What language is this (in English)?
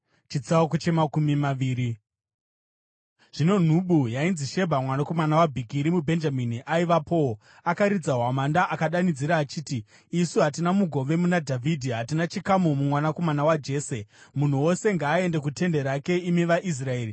Shona